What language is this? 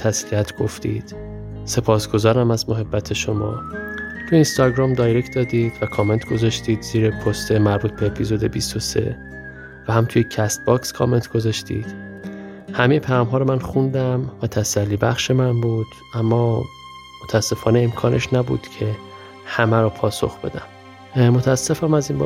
Persian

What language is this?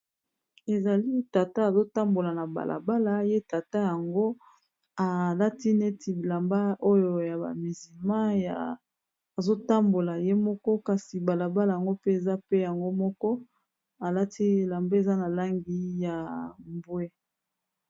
Lingala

